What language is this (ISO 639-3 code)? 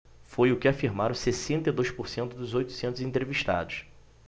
por